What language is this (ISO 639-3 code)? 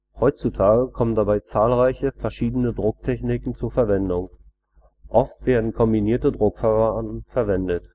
deu